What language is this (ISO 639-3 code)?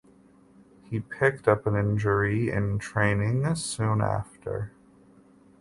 eng